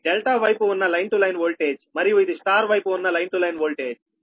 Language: Telugu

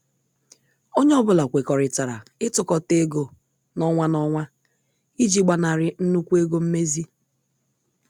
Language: Igbo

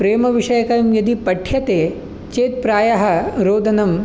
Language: Sanskrit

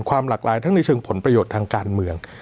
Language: Thai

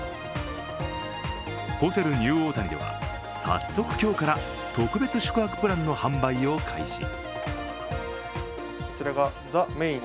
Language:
Japanese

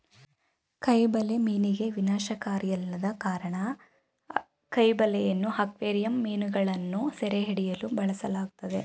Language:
Kannada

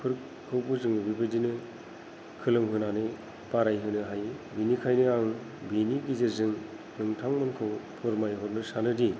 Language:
Bodo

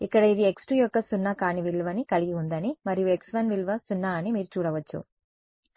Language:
Telugu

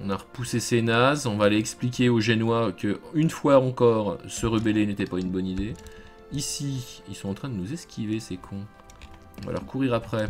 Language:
French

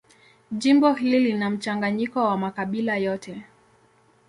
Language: Swahili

